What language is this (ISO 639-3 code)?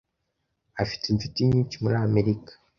kin